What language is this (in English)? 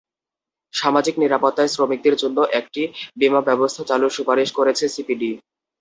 Bangla